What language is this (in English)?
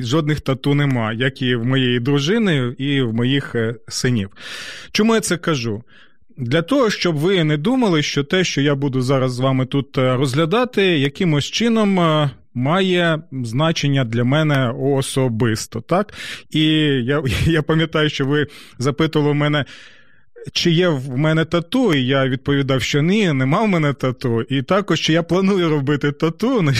Ukrainian